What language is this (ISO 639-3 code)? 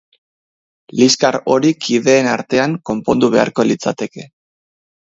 eus